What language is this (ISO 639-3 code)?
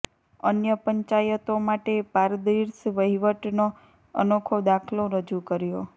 guj